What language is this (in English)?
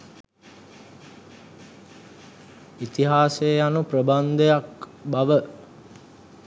Sinhala